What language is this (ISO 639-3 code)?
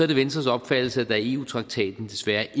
dan